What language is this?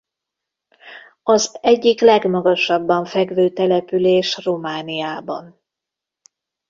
Hungarian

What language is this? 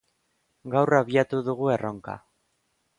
Basque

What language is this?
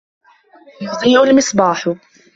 Arabic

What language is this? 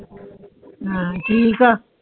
Punjabi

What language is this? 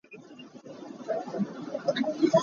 Hakha Chin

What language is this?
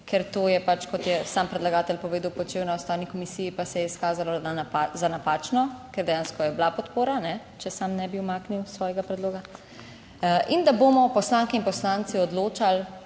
Slovenian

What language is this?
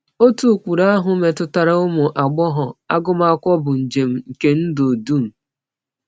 Igbo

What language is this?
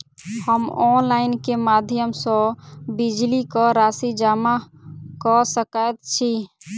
Maithili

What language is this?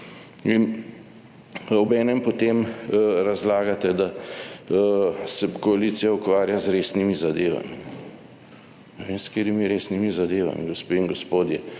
Slovenian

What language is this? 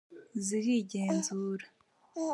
Kinyarwanda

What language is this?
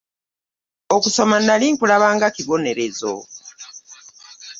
Ganda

